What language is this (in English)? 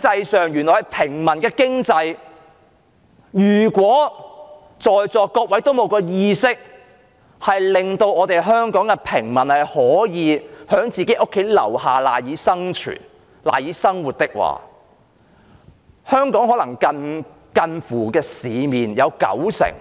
Cantonese